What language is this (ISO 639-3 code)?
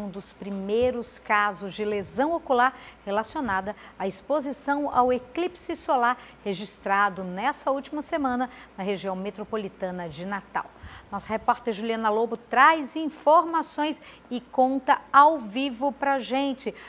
por